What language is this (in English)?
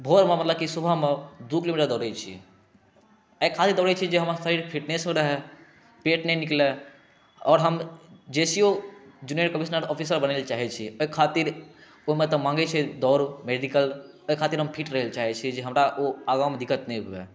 Maithili